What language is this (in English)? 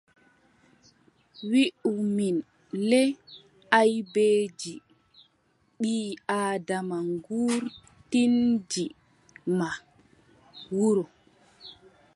Adamawa Fulfulde